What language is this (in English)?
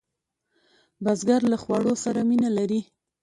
Pashto